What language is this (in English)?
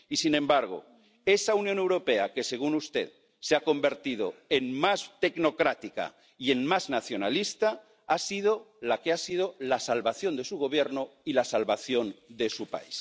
Spanish